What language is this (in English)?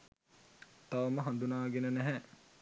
Sinhala